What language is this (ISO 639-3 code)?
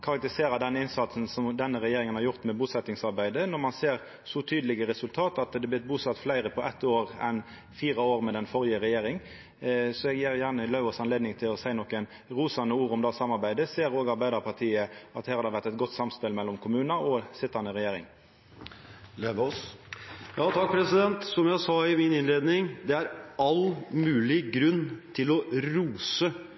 nor